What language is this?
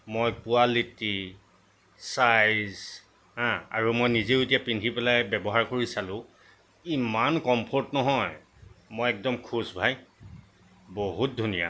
Assamese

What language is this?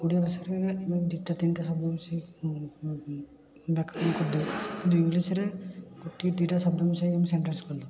Odia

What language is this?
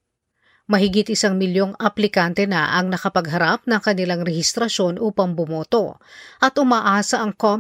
Filipino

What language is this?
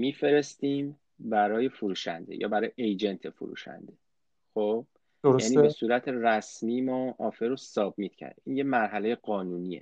Persian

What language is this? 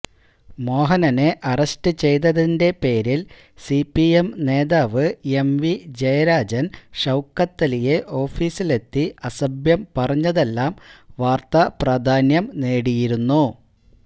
Malayalam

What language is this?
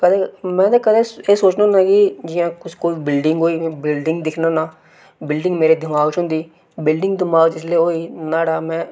Dogri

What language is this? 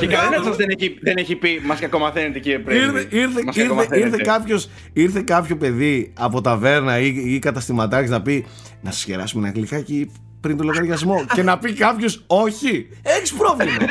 Greek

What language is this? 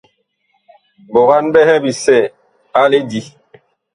Bakoko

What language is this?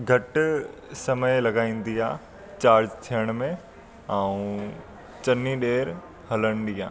Sindhi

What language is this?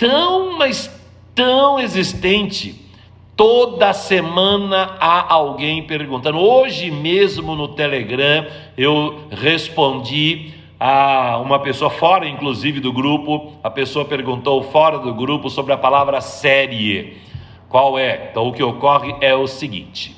Portuguese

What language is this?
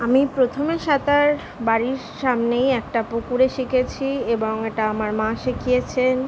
Bangla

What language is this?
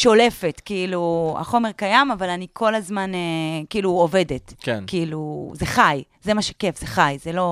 Hebrew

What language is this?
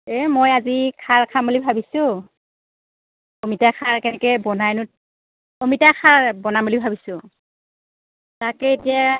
Assamese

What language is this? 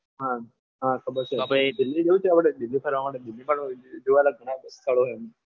Gujarati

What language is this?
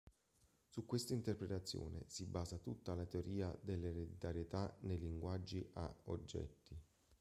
Italian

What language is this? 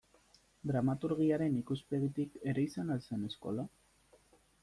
Basque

